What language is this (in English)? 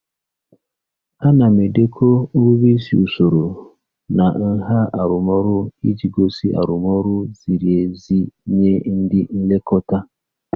Igbo